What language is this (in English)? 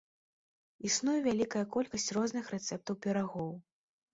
Belarusian